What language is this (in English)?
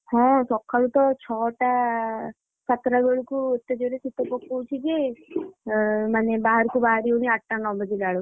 Odia